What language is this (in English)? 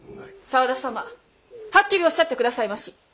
Japanese